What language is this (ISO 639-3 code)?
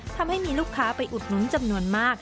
tha